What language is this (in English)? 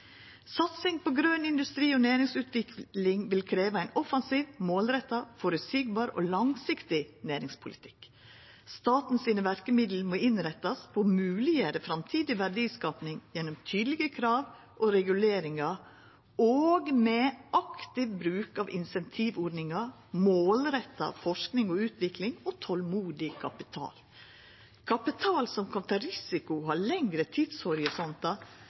Norwegian Nynorsk